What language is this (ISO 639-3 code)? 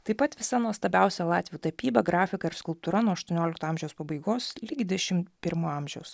lit